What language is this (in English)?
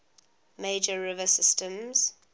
English